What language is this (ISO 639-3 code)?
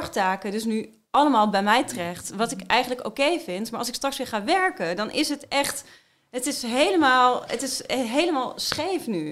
nld